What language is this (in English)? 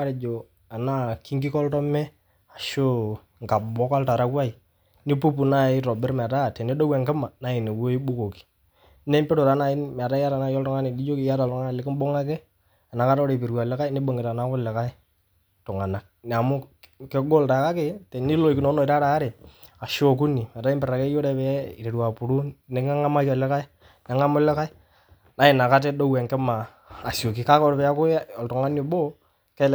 Masai